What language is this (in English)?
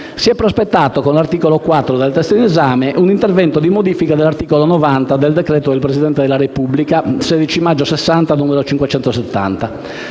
Italian